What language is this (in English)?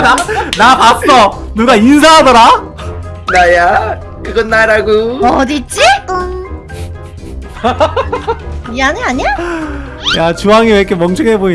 Korean